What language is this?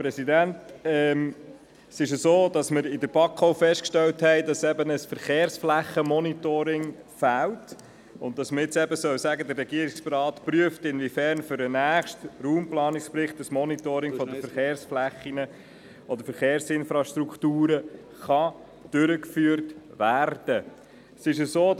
Swiss German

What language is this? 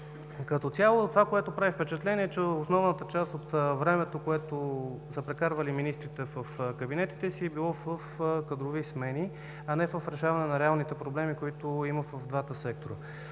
Bulgarian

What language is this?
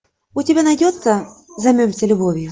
Russian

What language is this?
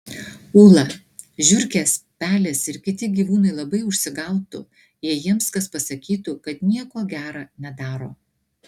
Lithuanian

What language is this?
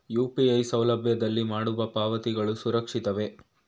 Kannada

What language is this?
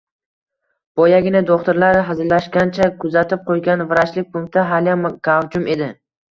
Uzbek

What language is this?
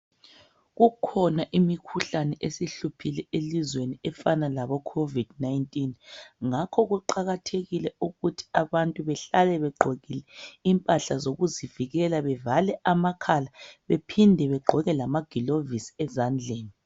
North Ndebele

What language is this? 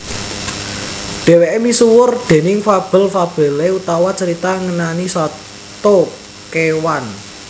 Javanese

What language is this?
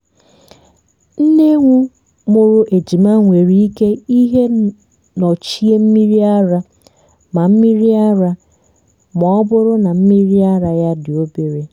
Igbo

